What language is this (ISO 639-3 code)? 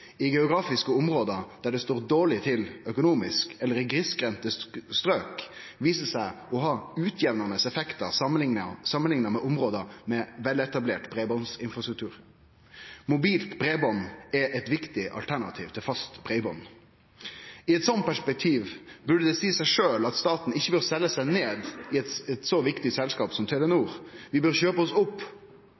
nno